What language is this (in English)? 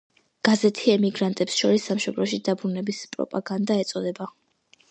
Georgian